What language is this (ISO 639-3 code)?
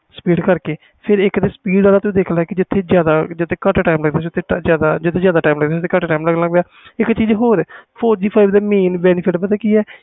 pan